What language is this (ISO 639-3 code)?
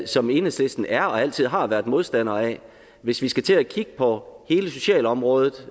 dan